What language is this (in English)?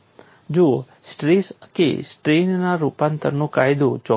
Gujarati